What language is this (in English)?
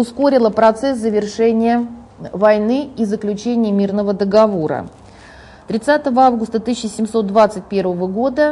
Russian